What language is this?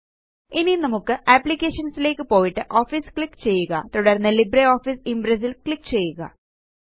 Malayalam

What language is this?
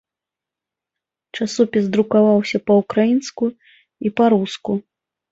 Belarusian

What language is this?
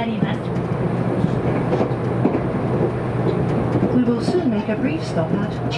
Japanese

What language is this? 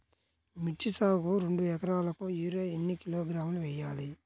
Telugu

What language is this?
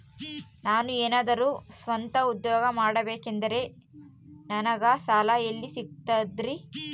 Kannada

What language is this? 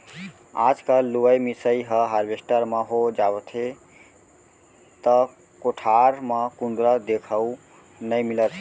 Chhattisgarhi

